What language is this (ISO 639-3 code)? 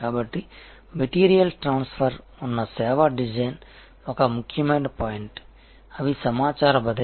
tel